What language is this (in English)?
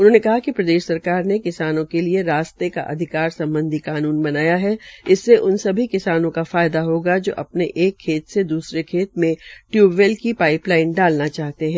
Hindi